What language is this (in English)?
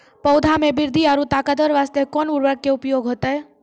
Maithili